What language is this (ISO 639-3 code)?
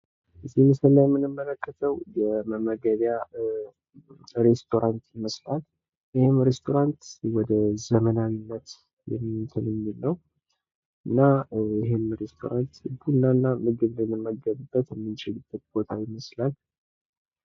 amh